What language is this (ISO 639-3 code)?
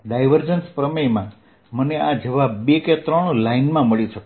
guj